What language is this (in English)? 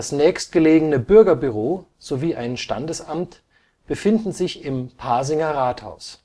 German